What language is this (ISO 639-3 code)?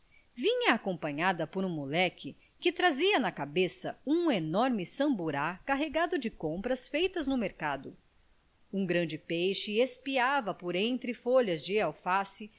por